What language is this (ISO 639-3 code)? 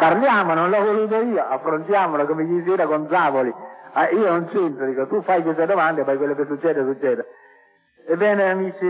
ita